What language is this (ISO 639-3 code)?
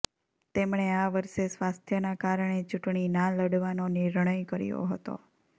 guj